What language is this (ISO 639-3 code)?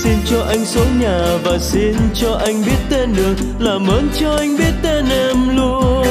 vie